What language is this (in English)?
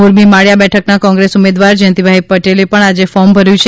Gujarati